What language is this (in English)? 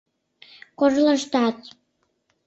Mari